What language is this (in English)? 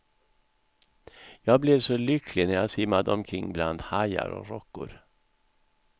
Swedish